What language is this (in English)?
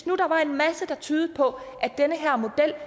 Danish